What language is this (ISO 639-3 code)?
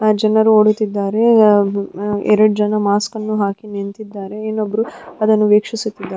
kan